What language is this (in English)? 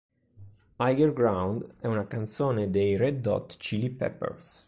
Italian